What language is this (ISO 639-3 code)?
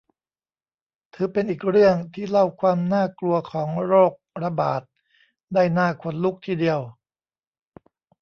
tha